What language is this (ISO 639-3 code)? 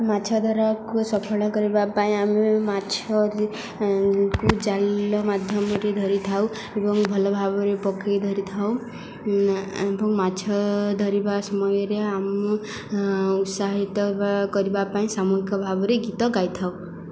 ori